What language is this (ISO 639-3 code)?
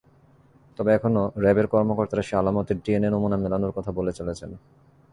ben